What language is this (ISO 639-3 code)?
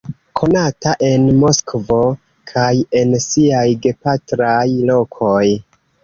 epo